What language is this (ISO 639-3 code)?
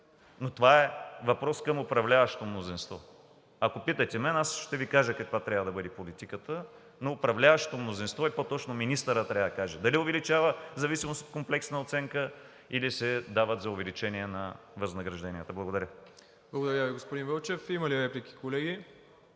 bul